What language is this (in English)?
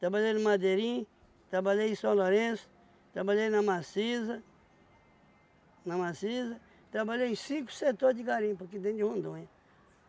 Portuguese